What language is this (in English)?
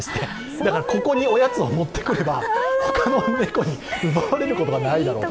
Japanese